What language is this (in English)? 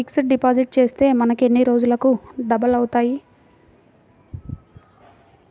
Telugu